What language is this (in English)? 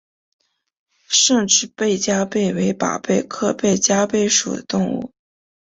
Chinese